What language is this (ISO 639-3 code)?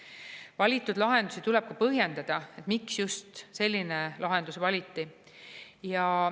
est